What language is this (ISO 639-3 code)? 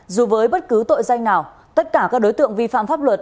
vie